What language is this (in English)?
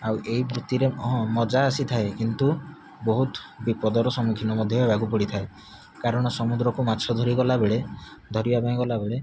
Odia